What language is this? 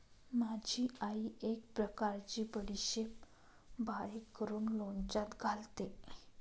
Marathi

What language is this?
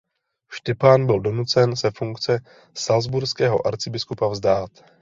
Czech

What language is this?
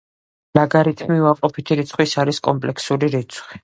Georgian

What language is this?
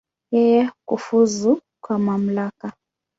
Swahili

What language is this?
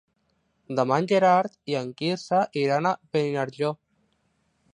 Catalan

